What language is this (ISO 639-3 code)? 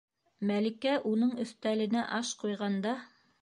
bak